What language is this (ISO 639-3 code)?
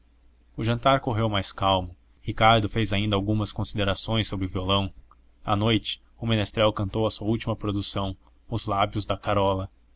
por